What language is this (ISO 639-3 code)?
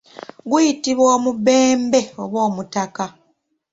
lug